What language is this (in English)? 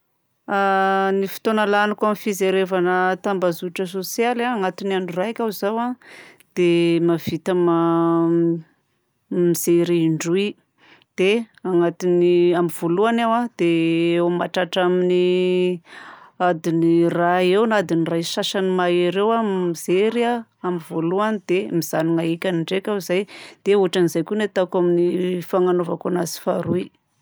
Southern Betsimisaraka Malagasy